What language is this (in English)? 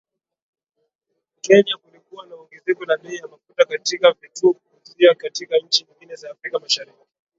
Swahili